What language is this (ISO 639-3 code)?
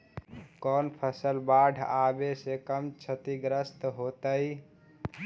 mag